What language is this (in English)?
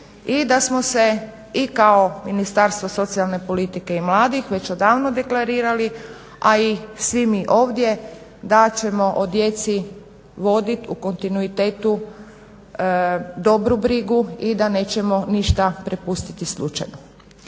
Croatian